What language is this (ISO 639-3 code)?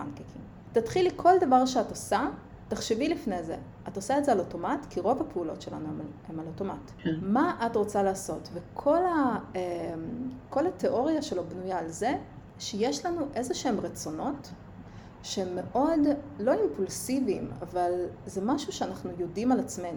heb